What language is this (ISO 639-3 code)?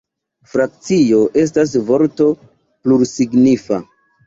epo